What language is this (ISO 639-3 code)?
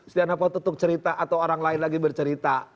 ind